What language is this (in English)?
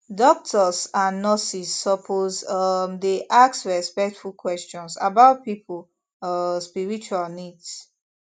Nigerian Pidgin